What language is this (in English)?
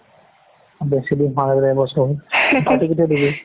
Assamese